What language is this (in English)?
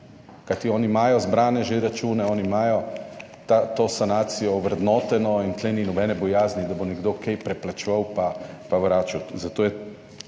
Slovenian